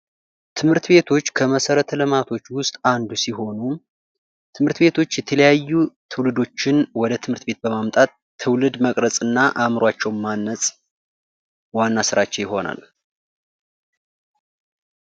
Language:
Amharic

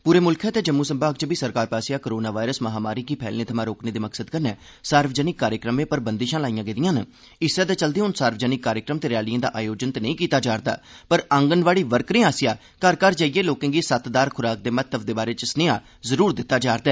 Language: Dogri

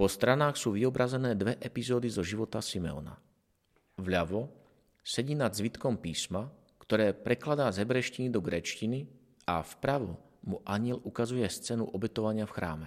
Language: Slovak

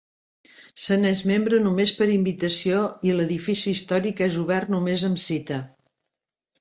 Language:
Catalan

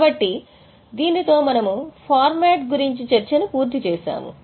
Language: Telugu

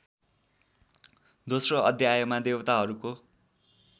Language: Nepali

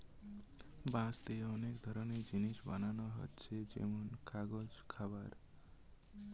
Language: Bangla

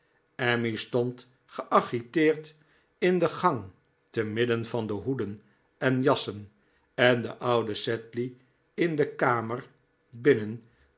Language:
Dutch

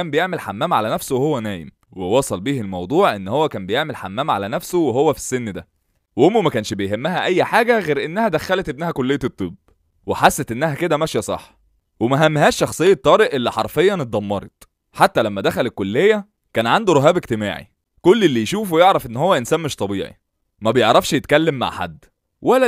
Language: Arabic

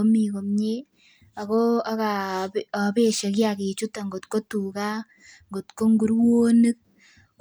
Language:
Kalenjin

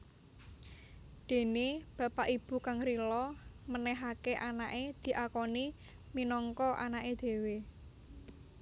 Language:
Javanese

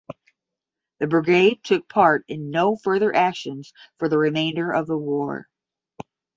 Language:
English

